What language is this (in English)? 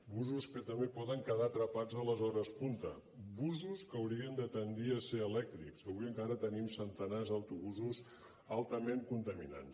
Catalan